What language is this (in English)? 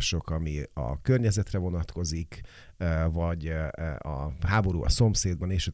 Hungarian